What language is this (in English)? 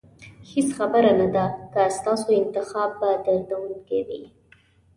Pashto